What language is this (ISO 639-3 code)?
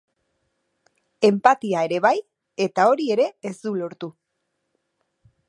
eus